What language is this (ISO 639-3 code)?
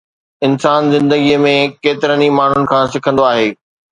snd